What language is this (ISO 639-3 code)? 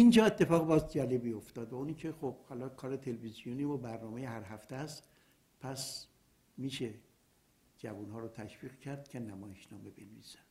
fas